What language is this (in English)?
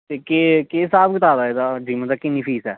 Dogri